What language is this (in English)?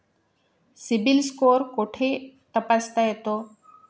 Marathi